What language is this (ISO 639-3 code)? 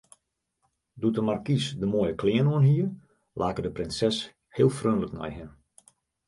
fry